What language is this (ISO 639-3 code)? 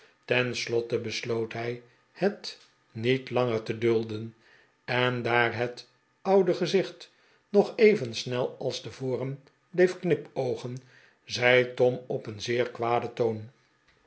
nld